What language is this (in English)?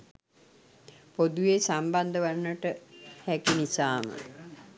Sinhala